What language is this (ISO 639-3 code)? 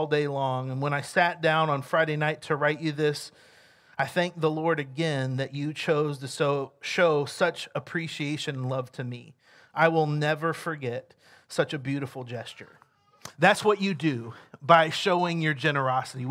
eng